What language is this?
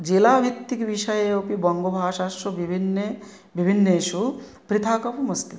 Sanskrit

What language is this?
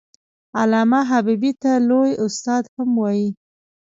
Pashto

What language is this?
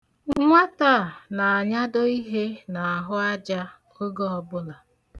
Igbo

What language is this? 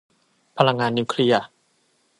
Thai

